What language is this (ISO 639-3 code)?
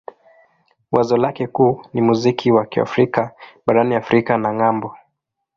swa